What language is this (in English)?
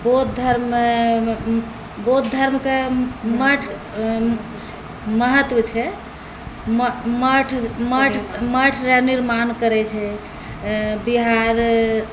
Maithili